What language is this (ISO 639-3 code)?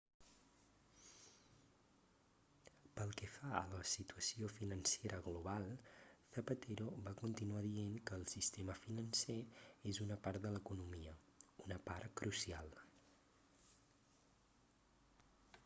cat